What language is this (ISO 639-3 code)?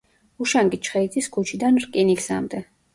kat